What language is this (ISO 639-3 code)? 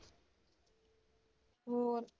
pan